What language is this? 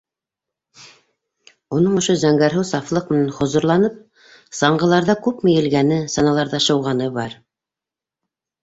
Bashkir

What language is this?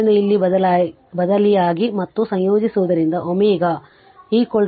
Kannada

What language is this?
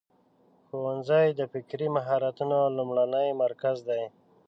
Pashto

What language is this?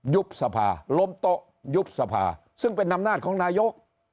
Thai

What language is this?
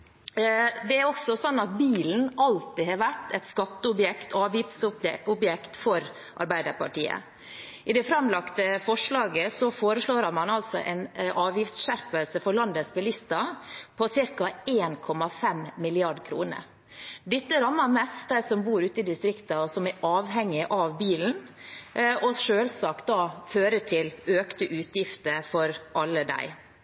Norwegian Bokmål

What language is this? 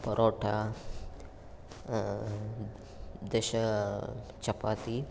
Sanskrit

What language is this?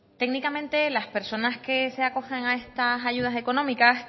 Spanish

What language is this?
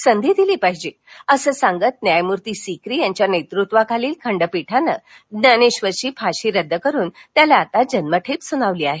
Marathi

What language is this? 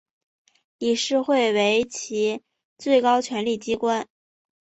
Chinese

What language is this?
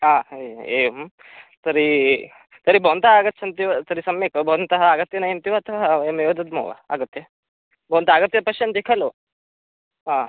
Sanskrit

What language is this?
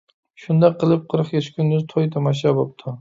Uyghur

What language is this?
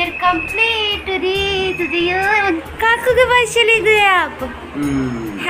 Hindi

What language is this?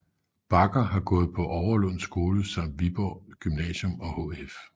Danish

